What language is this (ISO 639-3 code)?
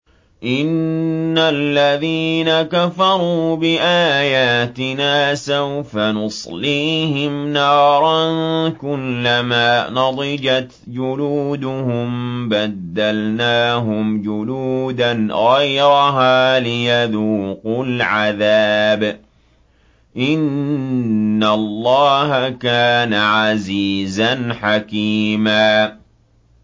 ara